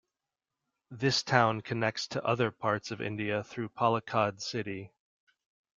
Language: English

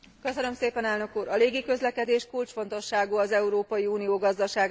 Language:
Hungarian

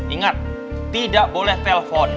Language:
Indonesian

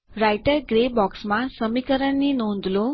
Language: Gujarati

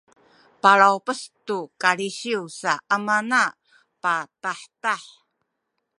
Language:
Sakizaya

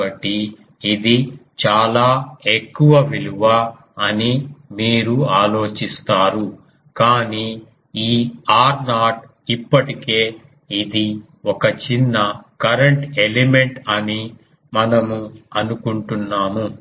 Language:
Telugu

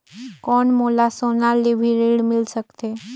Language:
Chhattisgarhi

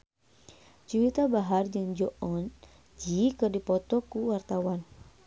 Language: Sundanese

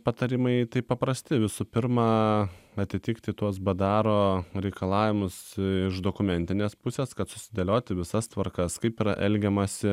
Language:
Lithuanian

